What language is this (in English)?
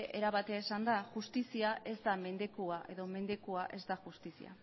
Basque